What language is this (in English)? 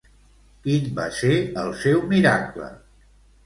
Catalan